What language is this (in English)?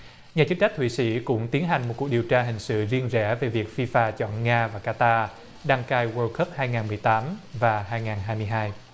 Vietnamese